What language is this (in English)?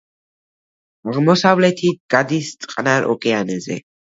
Georgian